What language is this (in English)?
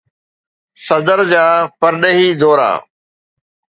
Sindhi